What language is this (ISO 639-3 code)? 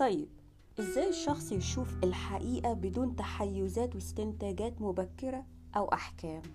ara